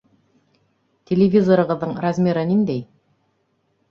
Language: Bashkir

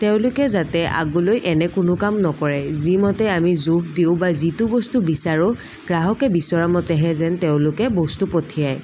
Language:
Assamese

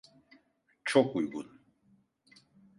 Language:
Turkish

